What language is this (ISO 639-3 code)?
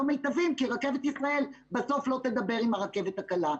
heb